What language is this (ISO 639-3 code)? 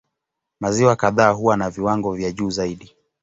swa